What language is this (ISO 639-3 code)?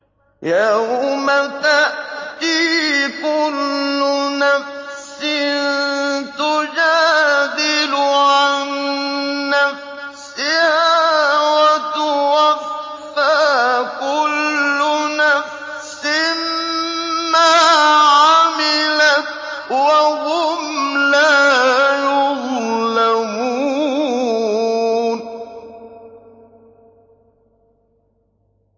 ara